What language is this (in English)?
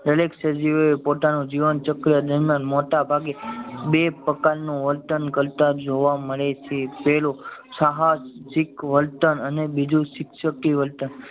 Gujarati